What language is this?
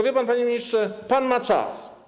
Polish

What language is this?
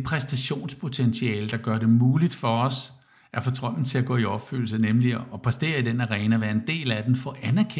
Danish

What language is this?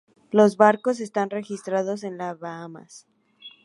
Spanish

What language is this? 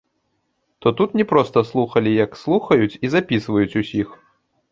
Belarusian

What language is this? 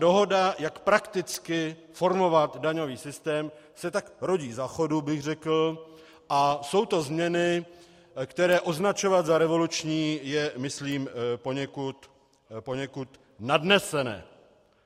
Czech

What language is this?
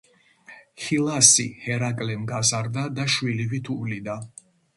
Georgian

